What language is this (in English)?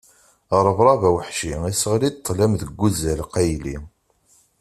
Kabyle